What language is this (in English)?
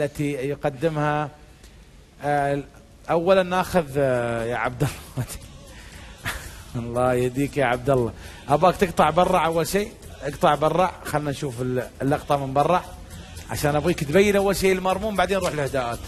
Arabic